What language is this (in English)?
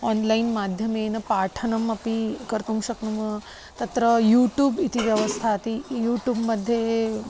Sanskrit